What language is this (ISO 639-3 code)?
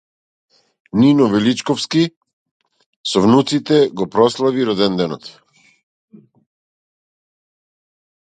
mkd